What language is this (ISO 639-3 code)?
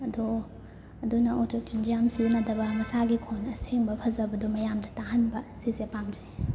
mni